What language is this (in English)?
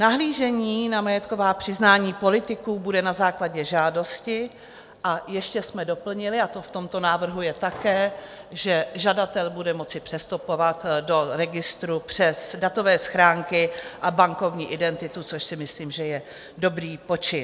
Czech